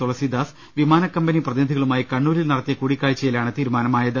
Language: Malayalam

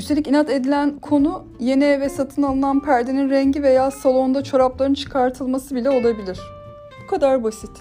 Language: Turkish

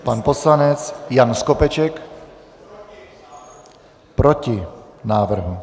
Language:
Czech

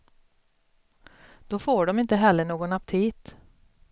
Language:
Swedish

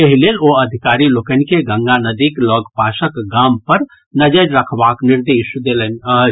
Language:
Maithili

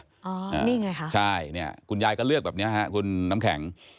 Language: Thai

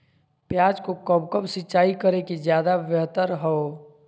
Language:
Magahi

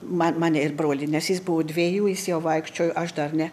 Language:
Lithuanian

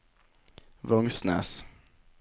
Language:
Norwegian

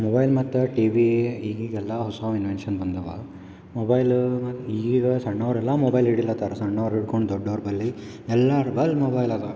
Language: Kannada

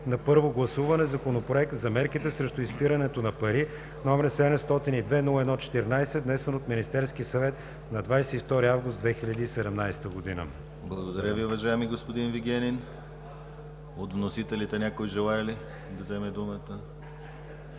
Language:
Bulgarian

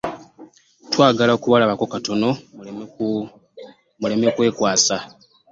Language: Ganda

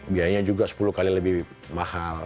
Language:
Indonesian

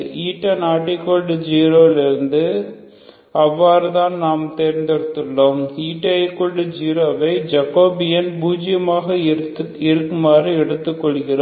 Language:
Tamil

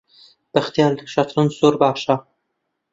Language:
Central Kurdish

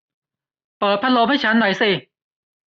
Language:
Thai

